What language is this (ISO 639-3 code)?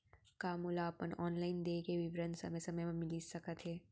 hne